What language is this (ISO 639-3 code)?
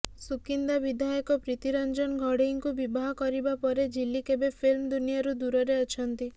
ori